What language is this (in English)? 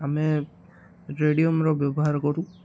Odia